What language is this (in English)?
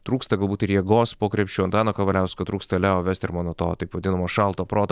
Lithuanian